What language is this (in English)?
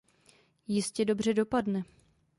Czech